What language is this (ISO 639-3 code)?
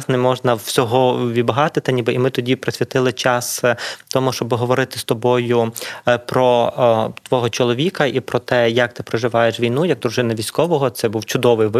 ukr